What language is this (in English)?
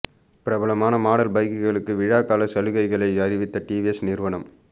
Tamil